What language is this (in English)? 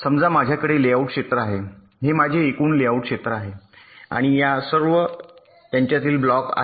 Marathi